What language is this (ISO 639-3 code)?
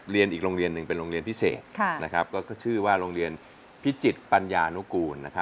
tha